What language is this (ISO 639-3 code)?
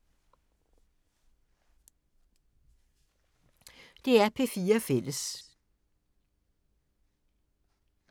dan